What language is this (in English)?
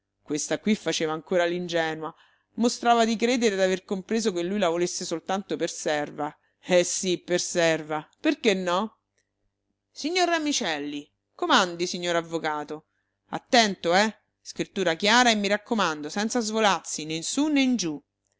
Italian